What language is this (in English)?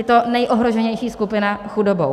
Czech